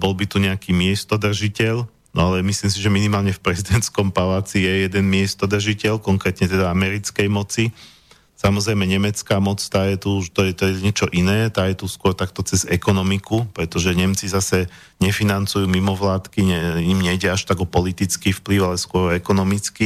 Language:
Slovak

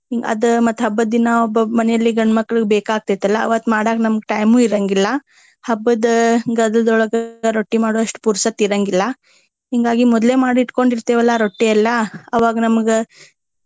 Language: Kannada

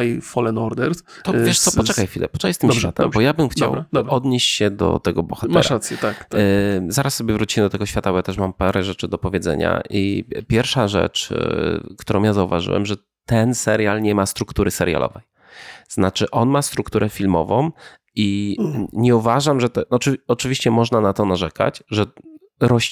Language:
Polish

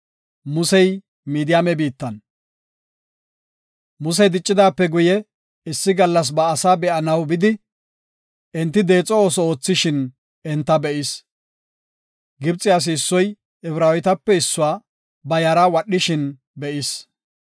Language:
Gofa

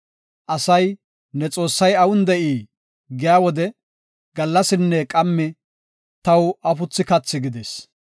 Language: Gofa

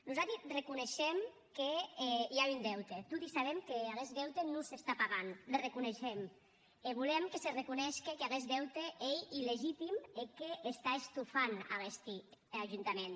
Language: Catalan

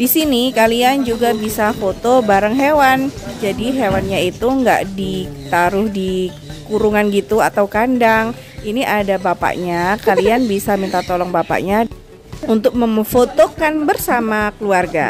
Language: Indonesian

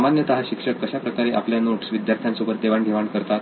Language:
Marathi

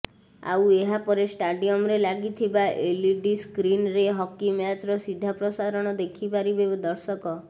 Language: Odia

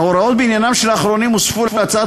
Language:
Hebrew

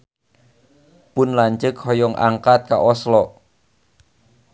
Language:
Sundanese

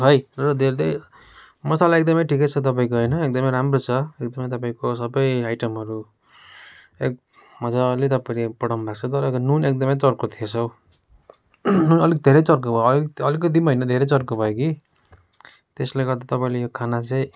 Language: Nepali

